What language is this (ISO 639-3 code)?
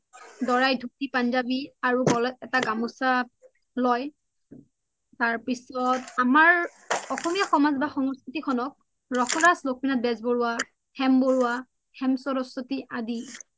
asm